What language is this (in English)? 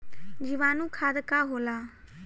Bhojpuri